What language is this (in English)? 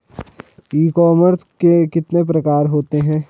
Hindi